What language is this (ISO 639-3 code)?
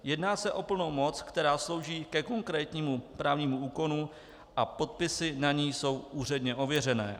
ces